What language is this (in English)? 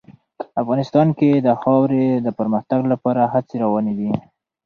Pashto